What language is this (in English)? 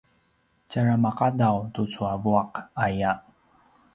Paiwan